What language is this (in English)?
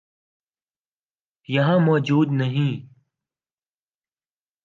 Urdu